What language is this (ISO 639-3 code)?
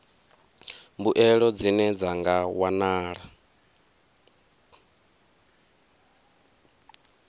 ven